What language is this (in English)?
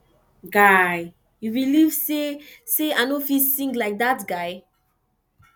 Nigerian Pidgin